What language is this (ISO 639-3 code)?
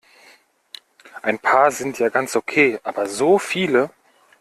deu